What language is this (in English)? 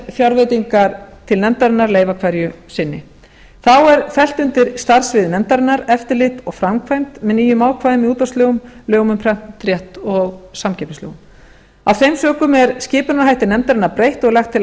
Icelandic